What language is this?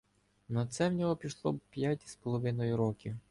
Ukrainian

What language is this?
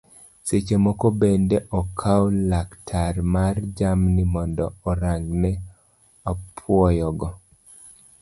Luo (Kenya and Tanzania)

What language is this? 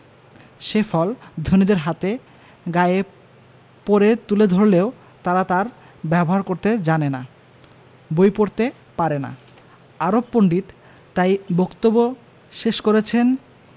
Bangla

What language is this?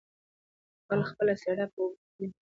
Pashto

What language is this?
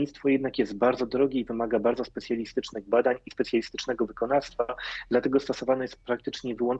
Polish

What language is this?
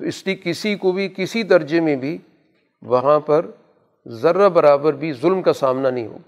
Urdu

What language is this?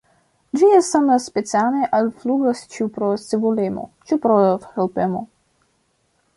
Esperanto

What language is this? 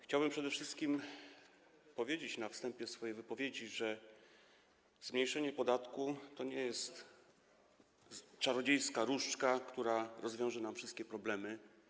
Polish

